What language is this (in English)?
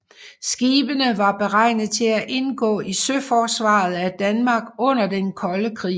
Danish